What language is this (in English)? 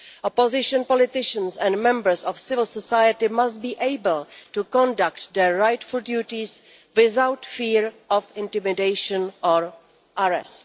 English